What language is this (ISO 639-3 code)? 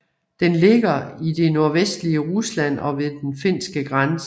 dan